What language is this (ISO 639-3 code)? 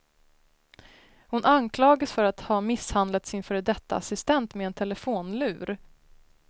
swe